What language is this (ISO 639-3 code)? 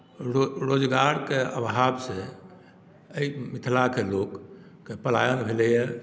mai